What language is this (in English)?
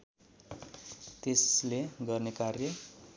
Nepali